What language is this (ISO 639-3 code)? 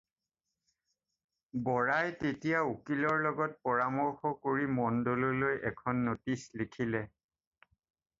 asm